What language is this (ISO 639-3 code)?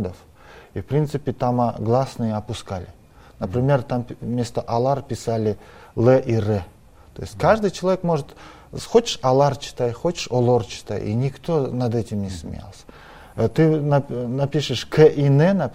rus